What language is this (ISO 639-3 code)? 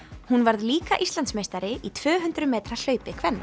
isl